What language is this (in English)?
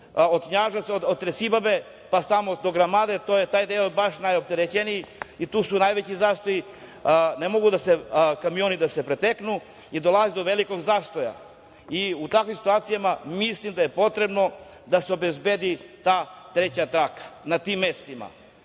Serbian